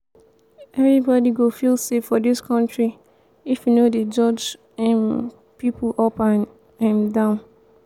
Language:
Nigerian Pidgin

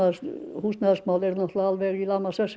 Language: Icelandic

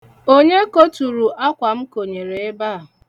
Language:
Igbo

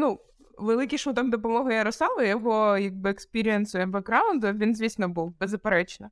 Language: Ukrainian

